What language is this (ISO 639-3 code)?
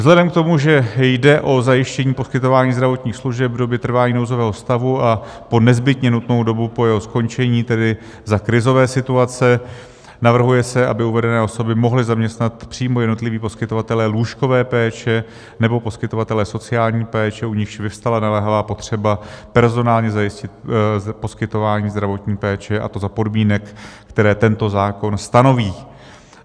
ces